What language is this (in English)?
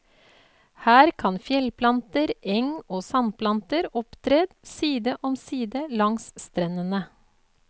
Norwegian